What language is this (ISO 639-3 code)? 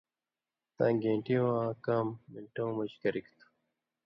mvy